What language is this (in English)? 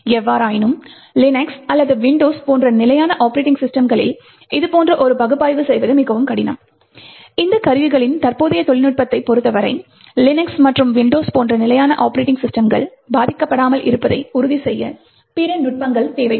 Tamil